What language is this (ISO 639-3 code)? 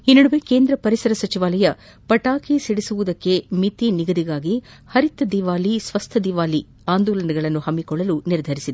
kan